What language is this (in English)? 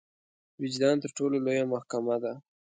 Pashto